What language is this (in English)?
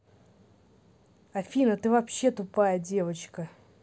Russian